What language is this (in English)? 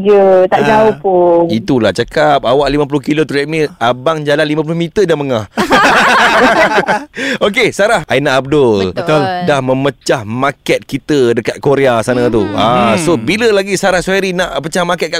Malay